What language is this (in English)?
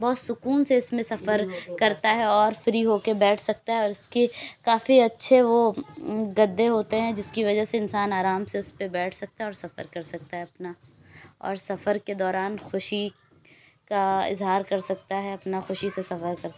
Urdu